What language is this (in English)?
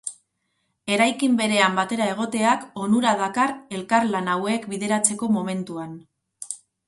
Basque